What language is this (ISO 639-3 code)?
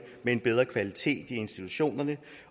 dan